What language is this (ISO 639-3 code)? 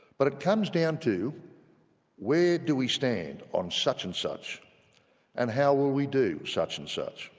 eng